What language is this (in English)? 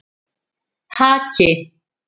Icelandic